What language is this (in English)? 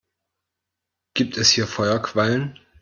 German